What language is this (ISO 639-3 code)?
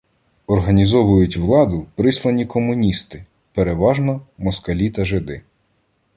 ukr